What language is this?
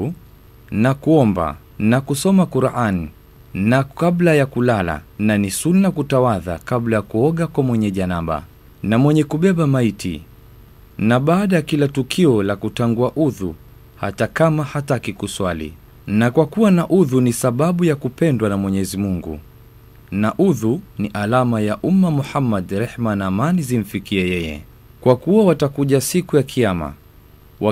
Swahili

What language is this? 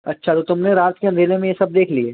Hindi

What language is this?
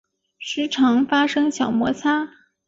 Chinese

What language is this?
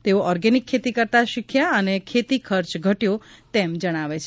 Gujarati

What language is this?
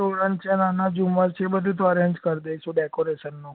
Gujarati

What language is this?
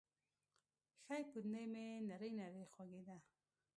Pashto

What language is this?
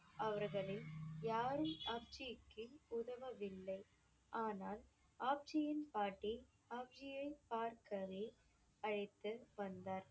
Tamil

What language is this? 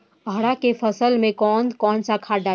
Bhojpuri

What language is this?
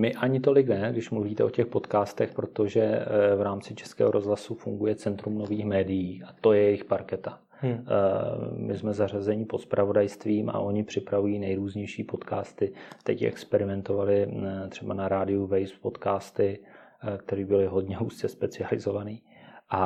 Czech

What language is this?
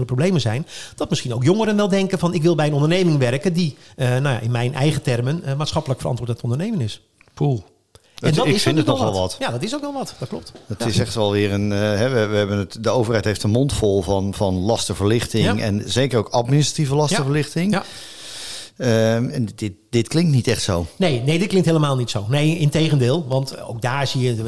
Dutch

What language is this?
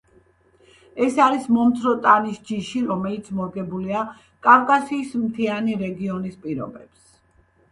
Georgian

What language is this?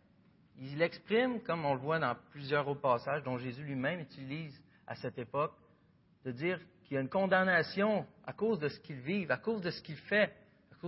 French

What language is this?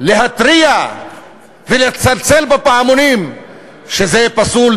Hebrew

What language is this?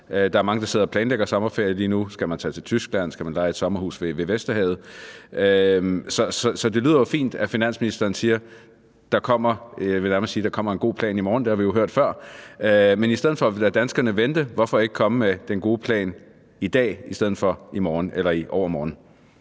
Danish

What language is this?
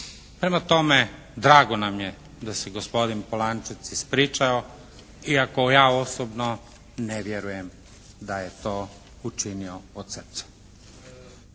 Croatian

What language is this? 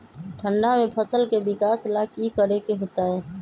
Magahi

